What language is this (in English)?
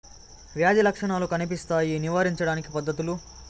Telugu